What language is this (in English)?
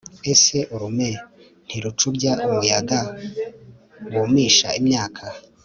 Kinyarwanda